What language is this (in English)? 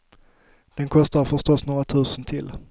Swedish